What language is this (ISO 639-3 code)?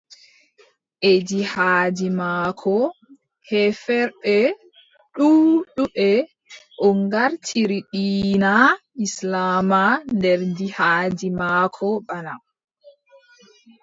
fub